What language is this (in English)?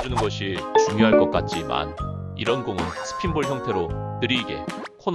Korean